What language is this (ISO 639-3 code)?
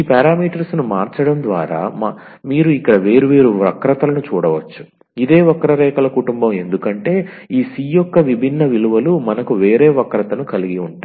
tel